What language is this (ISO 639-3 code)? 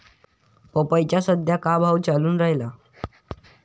mar